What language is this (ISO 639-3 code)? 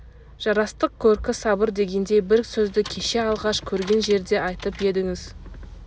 kaz